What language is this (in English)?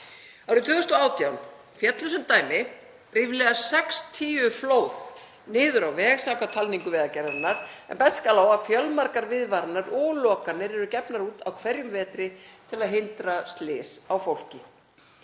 Icelandic